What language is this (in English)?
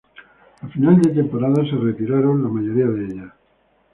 Spanish